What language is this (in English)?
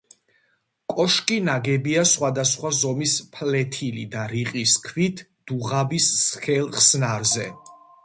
Georgian